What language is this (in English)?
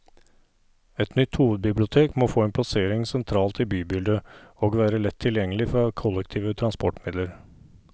Norwegian